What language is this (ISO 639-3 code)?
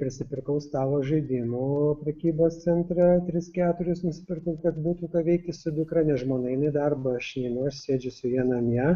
lit